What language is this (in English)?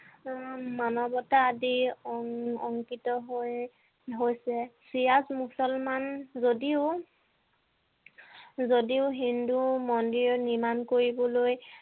Assamese